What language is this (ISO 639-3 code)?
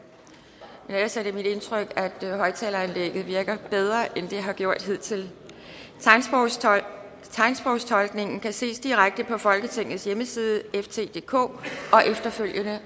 dan